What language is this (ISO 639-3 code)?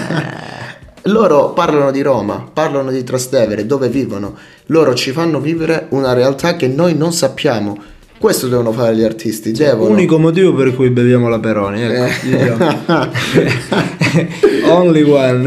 ita